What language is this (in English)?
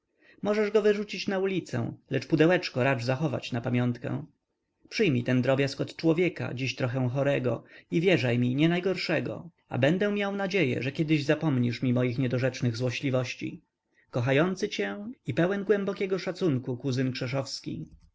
Polish